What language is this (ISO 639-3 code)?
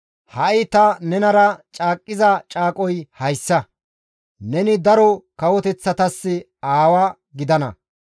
gmv